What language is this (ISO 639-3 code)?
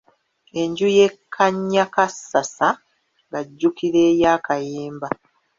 lug